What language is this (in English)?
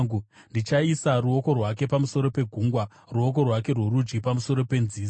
Shona